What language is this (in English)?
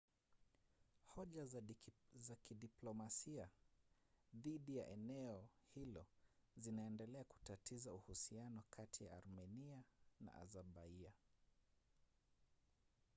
Swahili